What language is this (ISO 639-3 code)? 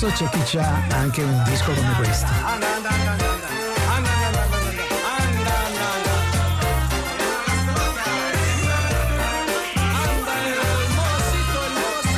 ita